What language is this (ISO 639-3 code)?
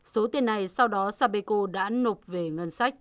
vie